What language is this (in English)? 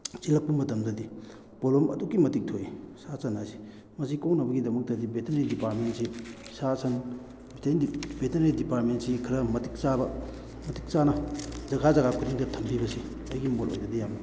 Manipuri